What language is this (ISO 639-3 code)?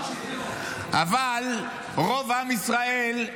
heb